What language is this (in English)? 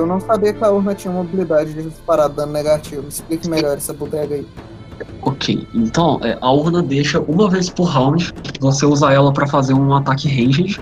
Portuguese